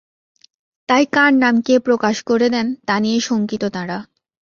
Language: Bangla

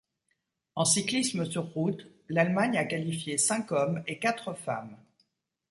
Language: French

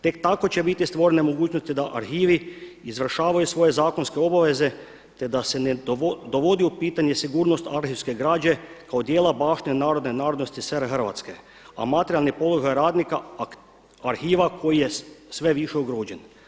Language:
Croatian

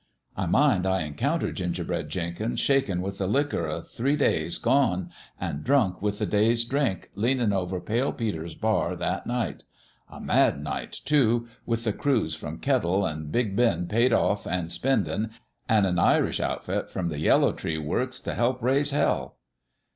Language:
English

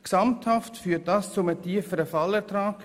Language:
Swiss German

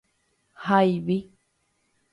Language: Guarani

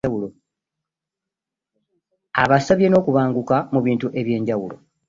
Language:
Ganda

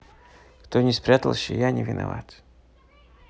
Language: Russian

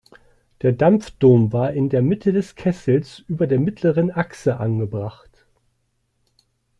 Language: German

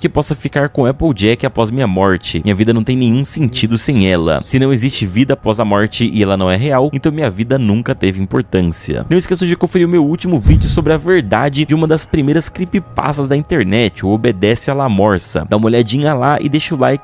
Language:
Portuguese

